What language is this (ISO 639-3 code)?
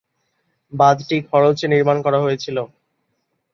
ben